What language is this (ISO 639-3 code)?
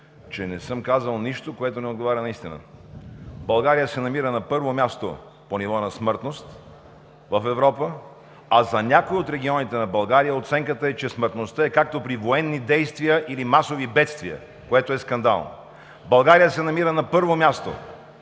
bul